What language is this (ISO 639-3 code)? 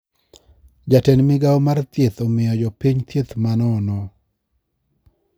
luo